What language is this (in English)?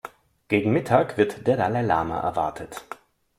German